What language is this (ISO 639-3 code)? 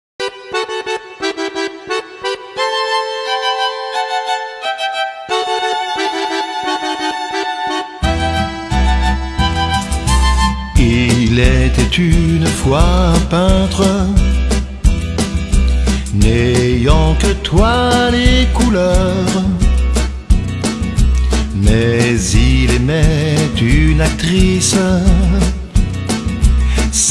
fra